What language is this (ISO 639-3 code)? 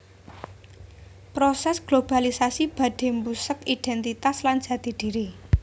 jav